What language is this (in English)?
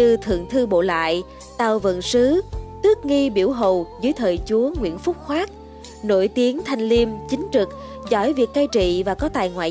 Vietnamese